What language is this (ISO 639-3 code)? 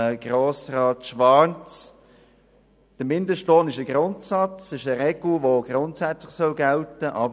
gsw